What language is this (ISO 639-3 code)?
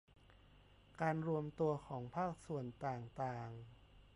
tha